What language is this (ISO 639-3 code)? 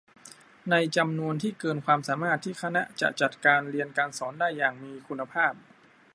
tha